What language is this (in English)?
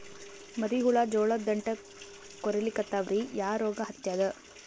Kannada